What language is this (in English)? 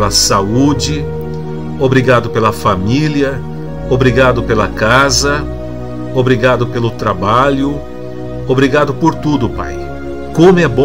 Portuguese